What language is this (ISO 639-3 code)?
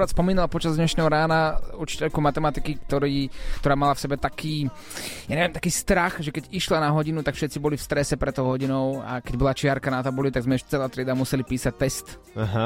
slk